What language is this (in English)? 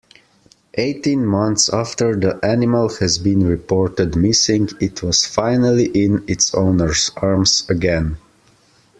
English